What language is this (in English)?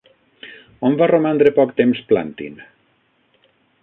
Catalan